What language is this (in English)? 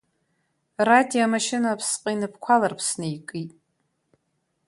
Abkhazian